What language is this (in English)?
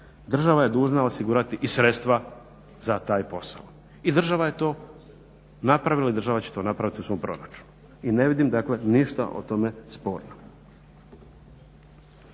Croatian